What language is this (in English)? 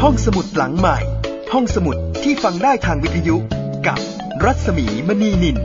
Thai